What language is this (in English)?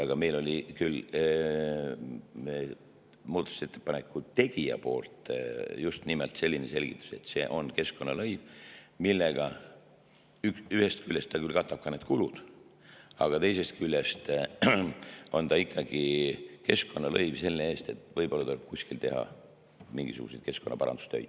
Estonian